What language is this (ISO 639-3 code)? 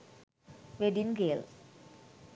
sin